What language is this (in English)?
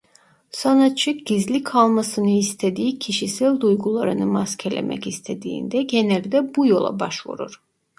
Turkish